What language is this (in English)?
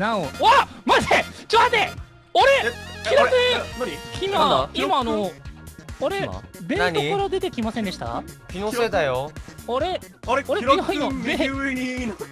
Japanese